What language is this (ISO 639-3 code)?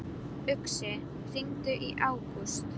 isl